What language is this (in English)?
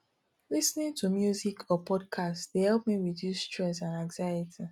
Nigerian Pidgin